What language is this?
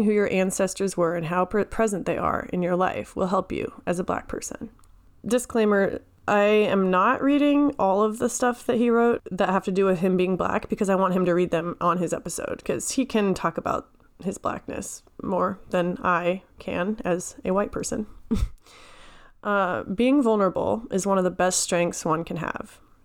English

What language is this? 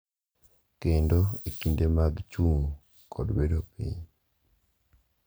Luo (Kenya and Tanzania)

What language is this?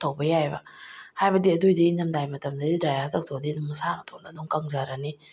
Manipuri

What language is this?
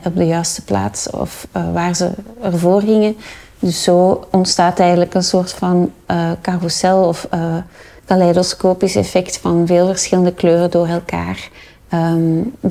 Dutch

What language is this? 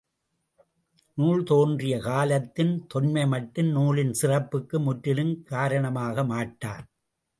Tamil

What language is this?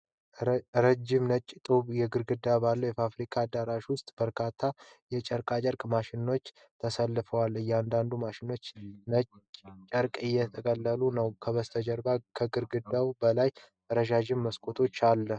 Amharic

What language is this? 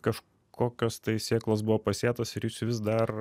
Lithuanian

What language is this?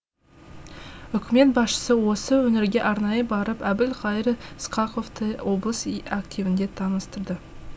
Kazakh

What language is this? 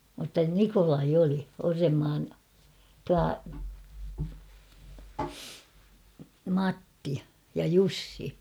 Finnish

